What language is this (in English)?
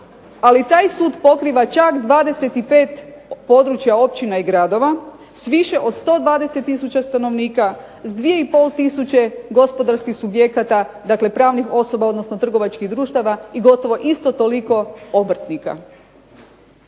Croatian